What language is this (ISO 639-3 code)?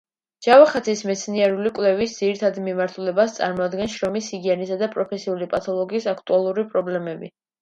kat